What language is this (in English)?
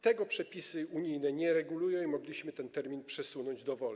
Polish